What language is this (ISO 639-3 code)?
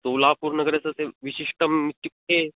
san